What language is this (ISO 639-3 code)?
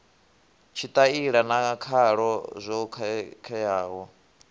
ven